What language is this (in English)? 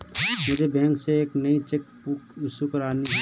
Hindi